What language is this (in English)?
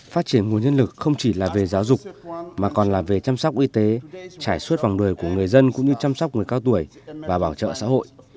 Vietnamese